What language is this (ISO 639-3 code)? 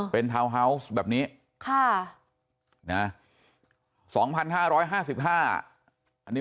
tha